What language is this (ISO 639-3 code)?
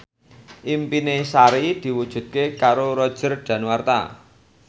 jav